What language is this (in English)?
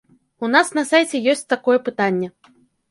Belarusian